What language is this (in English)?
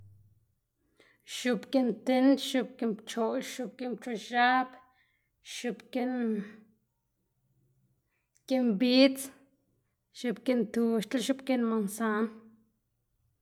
Xanaguía Zapotec